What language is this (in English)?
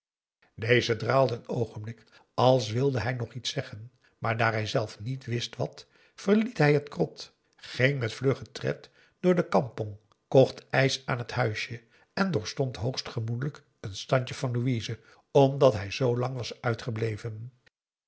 Dutch